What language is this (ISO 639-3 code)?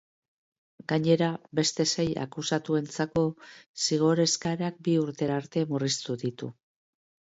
eus